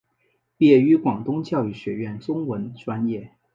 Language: Chinese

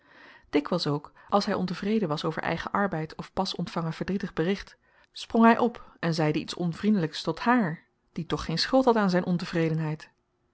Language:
Dutch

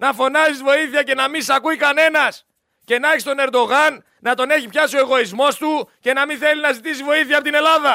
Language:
Greek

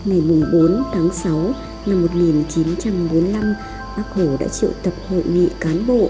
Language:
Vietnamese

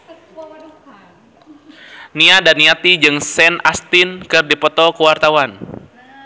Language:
Sundanese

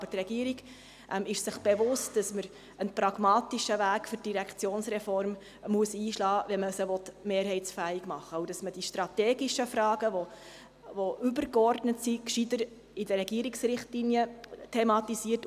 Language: Swiss German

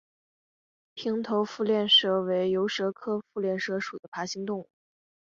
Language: Chinese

